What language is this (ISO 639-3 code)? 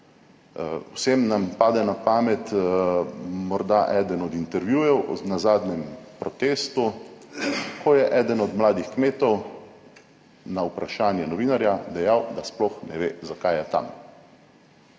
slv